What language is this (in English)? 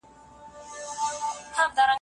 Pashto